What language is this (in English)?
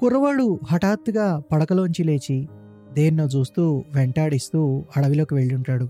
Telugu